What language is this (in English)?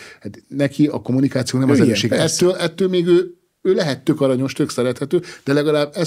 Hungarian